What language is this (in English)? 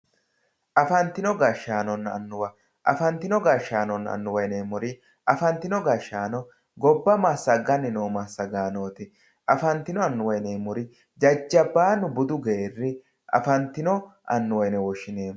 Sidamo